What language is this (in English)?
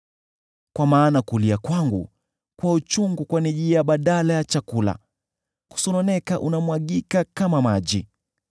Swahili